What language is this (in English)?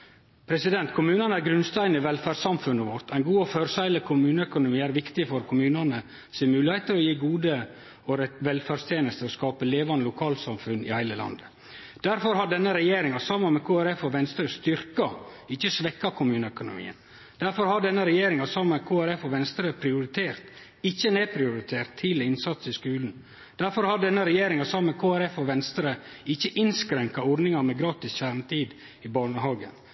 Norwegian Nynorsk